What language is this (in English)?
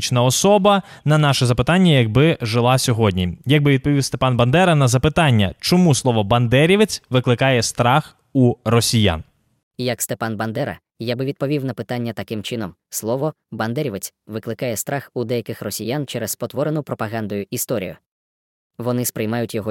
Ukrainian